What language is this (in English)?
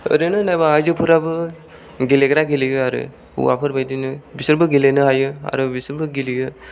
Bodo